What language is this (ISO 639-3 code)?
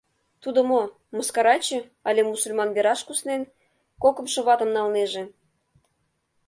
chm